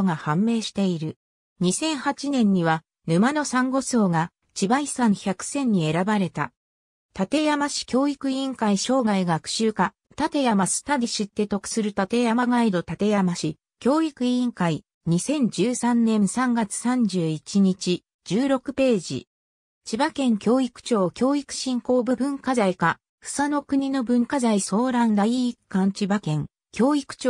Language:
Japanese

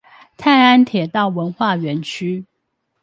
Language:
Chinese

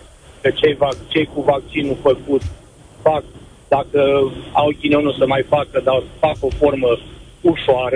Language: Romanian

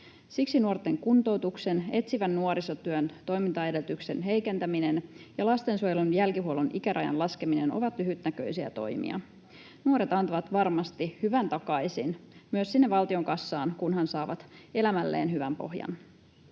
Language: Finnish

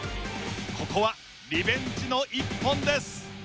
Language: Japanese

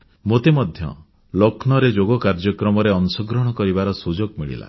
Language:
Odia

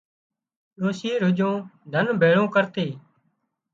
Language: Wadiyara Koli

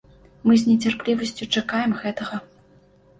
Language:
Belarusian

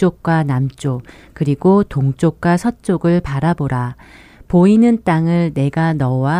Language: Korean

